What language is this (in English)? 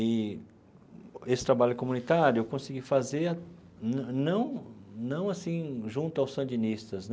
Portuguese